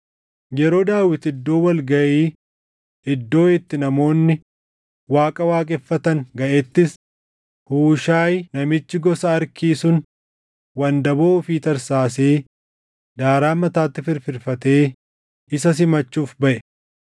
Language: Oromo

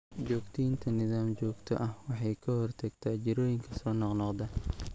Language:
Somali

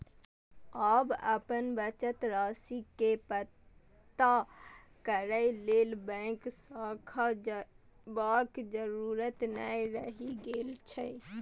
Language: Maithili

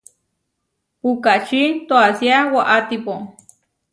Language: Huarijio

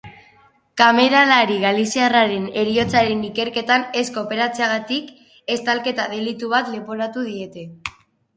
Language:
Basque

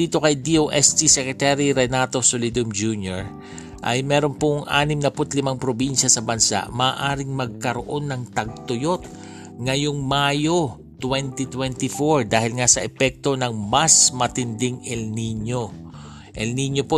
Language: Filipino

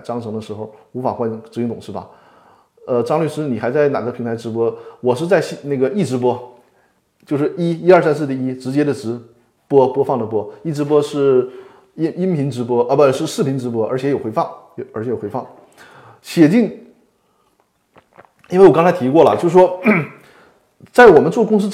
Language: Chinese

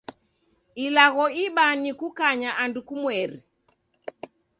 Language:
Taita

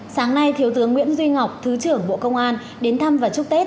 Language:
Vietnamese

